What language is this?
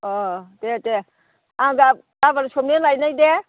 Bodo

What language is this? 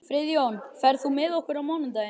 Icelandic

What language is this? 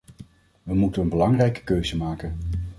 Dutch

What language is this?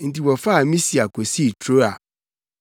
Akan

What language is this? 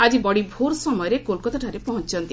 Odia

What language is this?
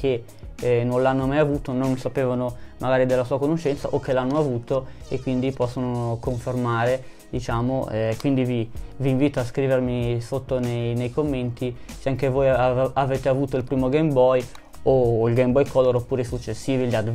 Italian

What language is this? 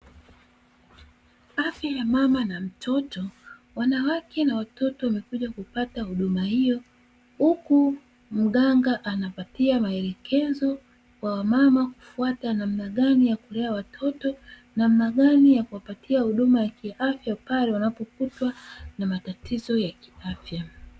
Swahili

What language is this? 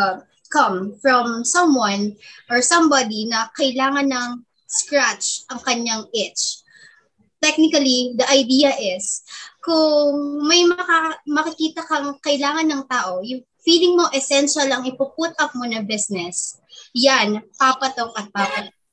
Filipino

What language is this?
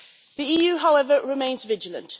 English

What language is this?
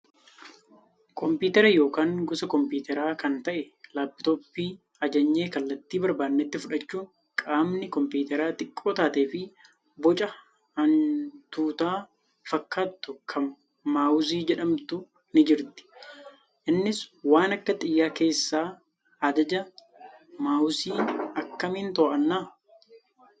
Oromo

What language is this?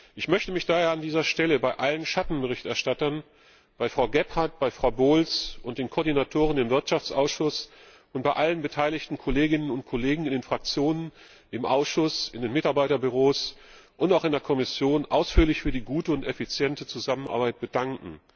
German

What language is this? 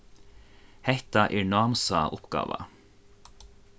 Faroese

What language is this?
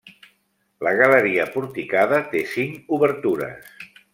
Catalan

